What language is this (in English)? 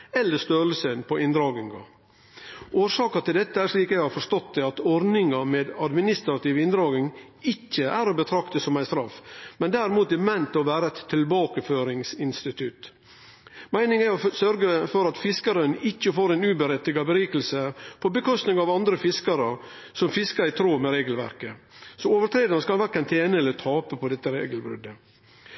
Norwegian Nynorsk